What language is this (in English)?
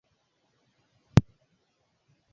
Swahili